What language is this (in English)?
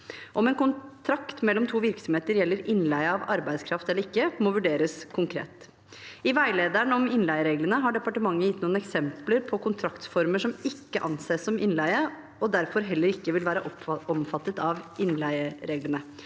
Norwegian